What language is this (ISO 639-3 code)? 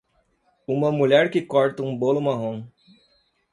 por